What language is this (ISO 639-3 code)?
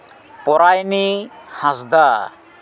sat